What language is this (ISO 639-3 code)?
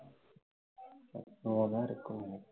tam